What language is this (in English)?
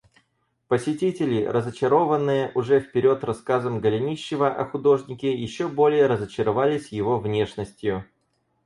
Russian